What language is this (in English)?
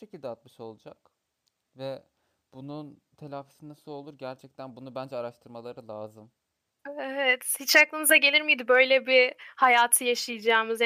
Turkish